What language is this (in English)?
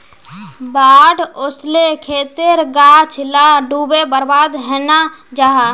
Magahi